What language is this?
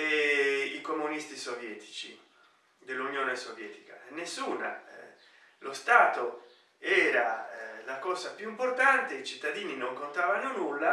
Italian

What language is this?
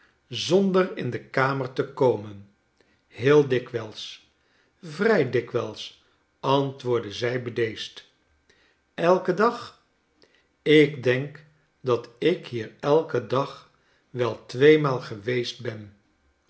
Dutch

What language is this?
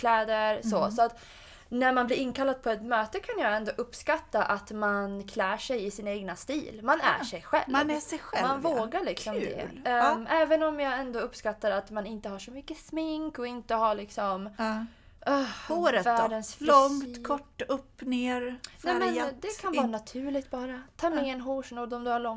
Swedish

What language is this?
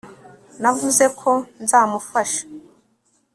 Kinyarwanda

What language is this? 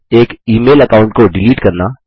Hindi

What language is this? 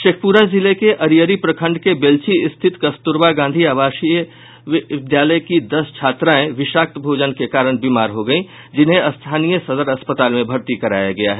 Hindi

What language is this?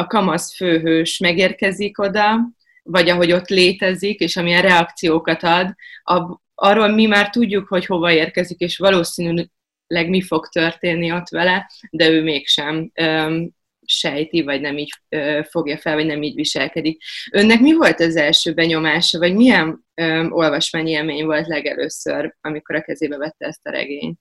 Hungarian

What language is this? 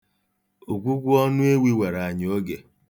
Igbo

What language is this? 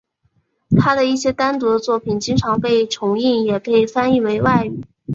Chinese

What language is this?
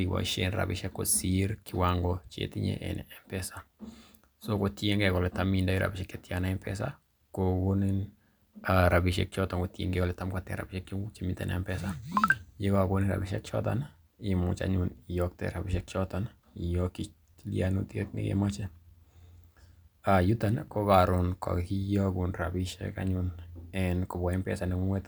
Kalenjin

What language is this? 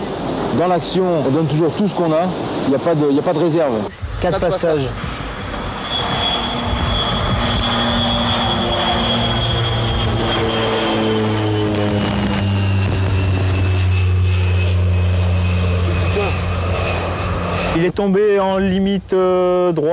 French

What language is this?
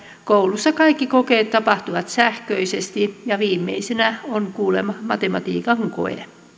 Finnish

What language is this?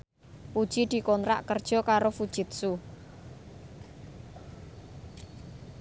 Javanese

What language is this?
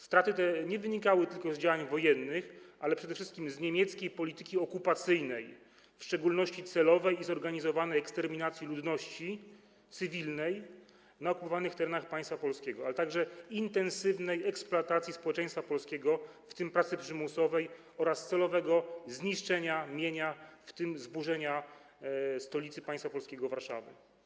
Polish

